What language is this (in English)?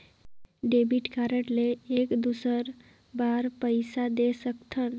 Chhattisgarhi